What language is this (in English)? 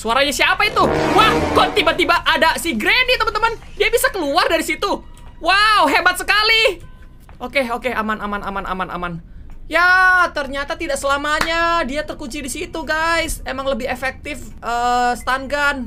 Indonesian